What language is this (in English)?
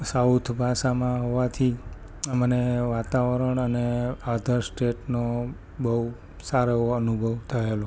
Gujarati